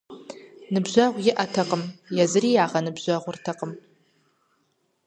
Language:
Kabardian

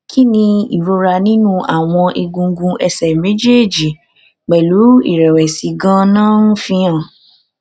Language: Yoruba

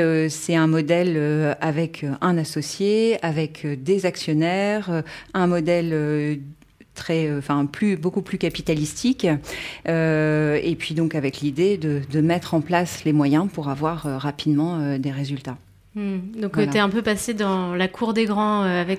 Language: French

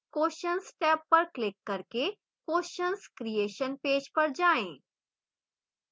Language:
Hindi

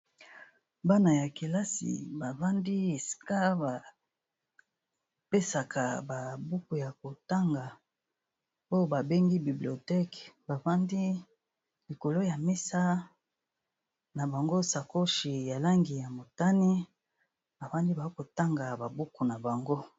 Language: Lingala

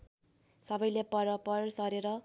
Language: Nepali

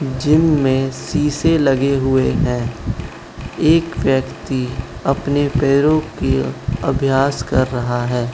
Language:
Hindi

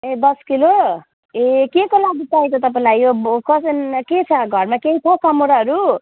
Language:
Nepali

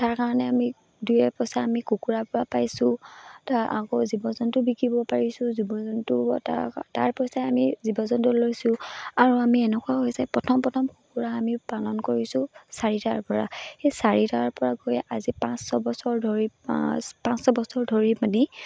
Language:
Assamese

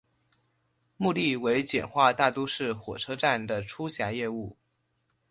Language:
Chinese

